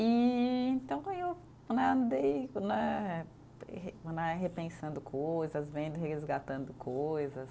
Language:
Portuguese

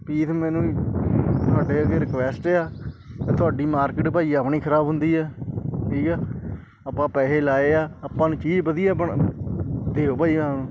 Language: Punjabi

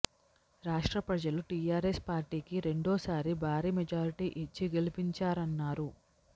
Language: Telugu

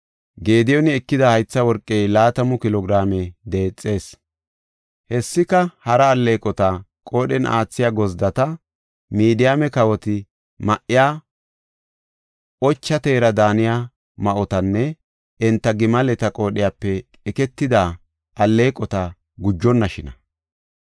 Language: Gofa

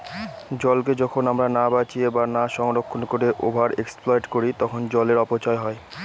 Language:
Bangla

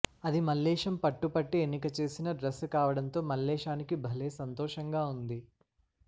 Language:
Telugu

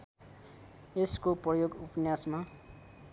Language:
Nepali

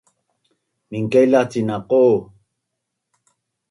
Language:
Bunun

